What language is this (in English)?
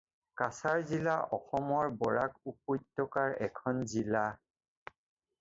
Assamese